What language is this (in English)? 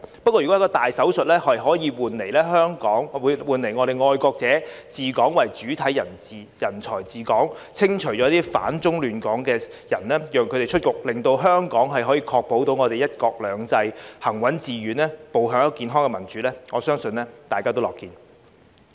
Cantonese